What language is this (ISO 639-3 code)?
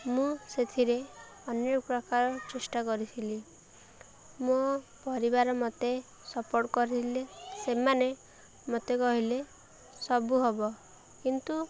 ori